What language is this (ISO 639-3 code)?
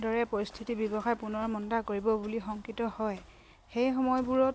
asm